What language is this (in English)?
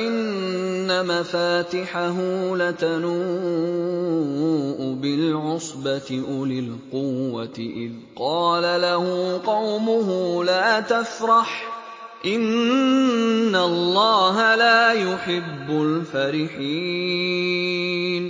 Arabic